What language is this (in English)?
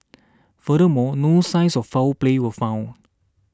English